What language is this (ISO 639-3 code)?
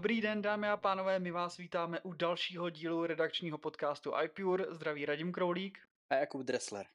ces